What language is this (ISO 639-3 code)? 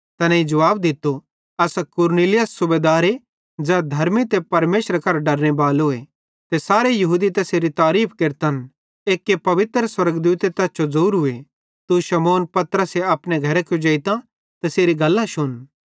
bhd